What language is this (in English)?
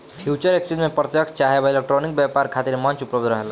Bhojpuri